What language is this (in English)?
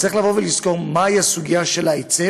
Hebrew